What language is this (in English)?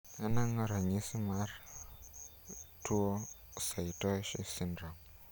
Luo (Kenya and Tanzania)